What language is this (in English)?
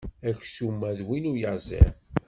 Kabyle